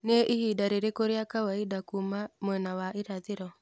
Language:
Kikuyu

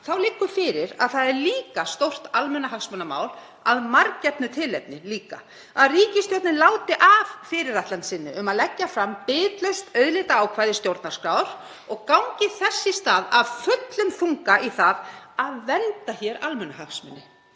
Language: Icelandic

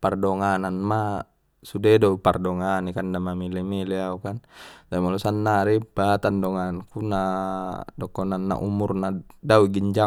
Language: Batak Mandailing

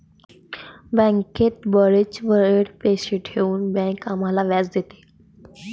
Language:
Marathi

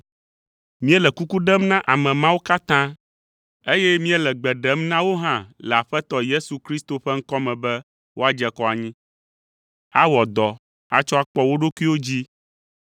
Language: Ewe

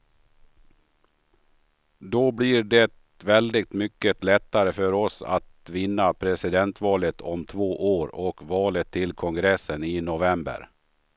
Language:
Swedish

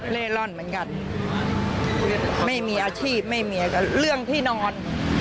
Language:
Thai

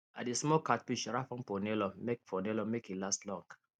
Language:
Nigerian Pidgin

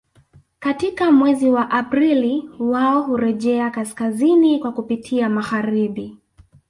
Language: Swahili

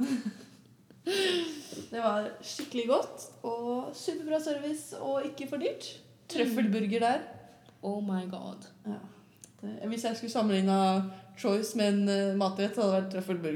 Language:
Swedish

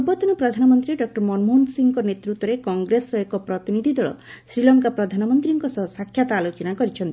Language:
Odia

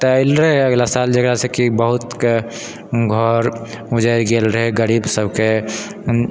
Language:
Maithili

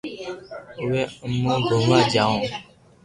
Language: Loarki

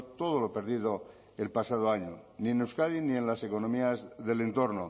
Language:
Spanish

